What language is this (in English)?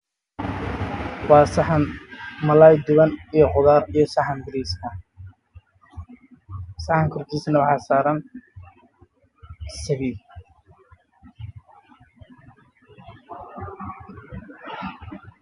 Somali